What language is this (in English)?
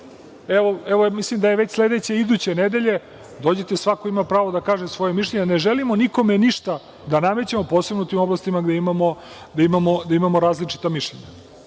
Serbian